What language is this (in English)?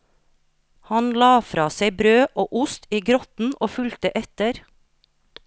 Norwegian